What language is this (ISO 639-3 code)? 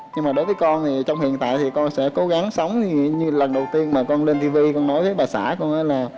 vie